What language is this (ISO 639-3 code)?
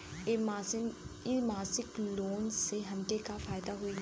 bho